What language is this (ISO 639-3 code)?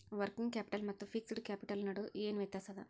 kan